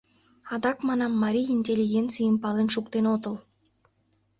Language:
Mari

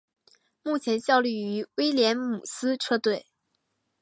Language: Chinese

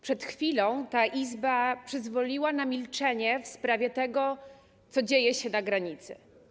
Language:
Polish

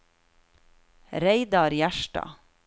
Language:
Norwegian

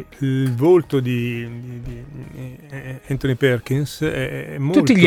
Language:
Italian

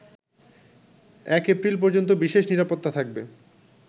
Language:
Bangla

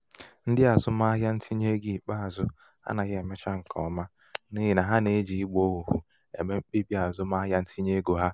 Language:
Igbo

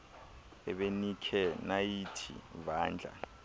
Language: Xhosa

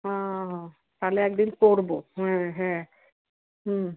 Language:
Bangla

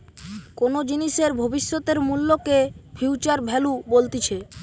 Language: Bangla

